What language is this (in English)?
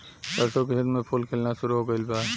Bhojpuri